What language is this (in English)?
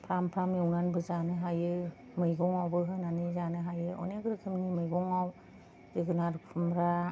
Bodo